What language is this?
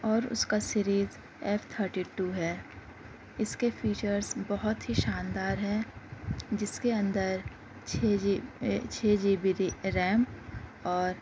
Urdu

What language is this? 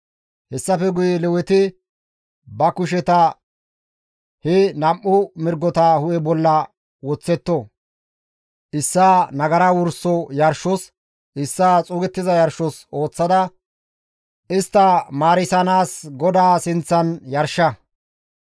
Gamo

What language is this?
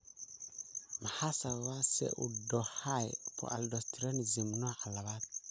Somali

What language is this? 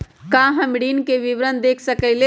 Magahi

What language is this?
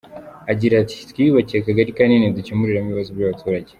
Kinyarwanda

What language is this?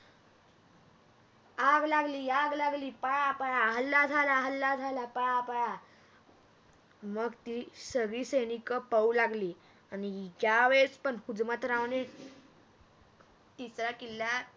Marathi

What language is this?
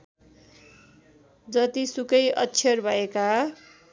Nepali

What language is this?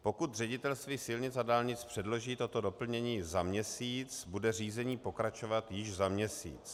Czech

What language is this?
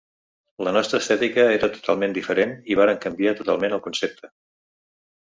Catalan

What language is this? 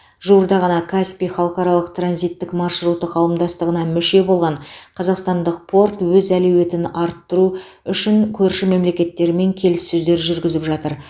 Kazakh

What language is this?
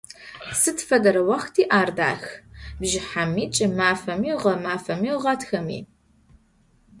Adyghe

